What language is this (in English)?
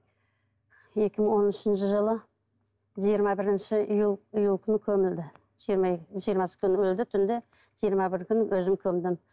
Kazakh